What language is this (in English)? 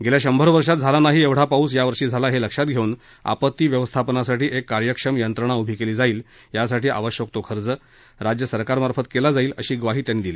Marathi